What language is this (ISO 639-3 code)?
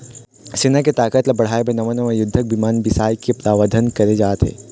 hne